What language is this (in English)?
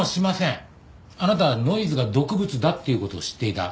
Japanese